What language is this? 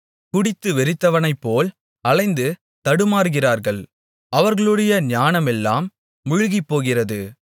Tamil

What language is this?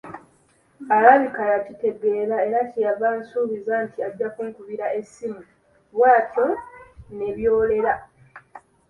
Ganda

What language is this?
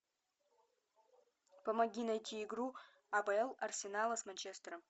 Russian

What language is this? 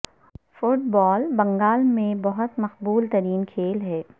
Urdu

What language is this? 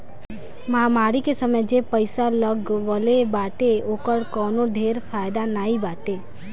Bhojpuri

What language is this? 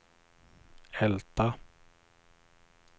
Swedish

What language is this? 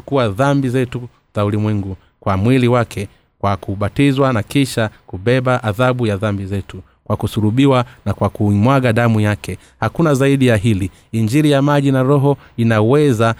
Swahili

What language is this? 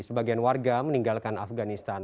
Indonesian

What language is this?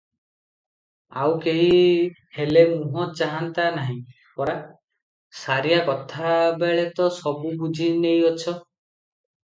Odia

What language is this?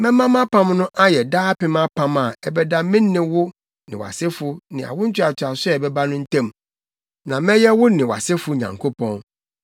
Akan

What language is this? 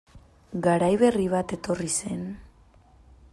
Basque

